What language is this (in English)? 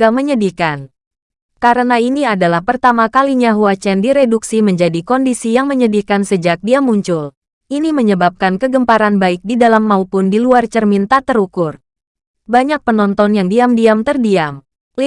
Indonesian